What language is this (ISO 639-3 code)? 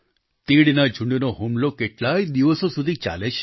guj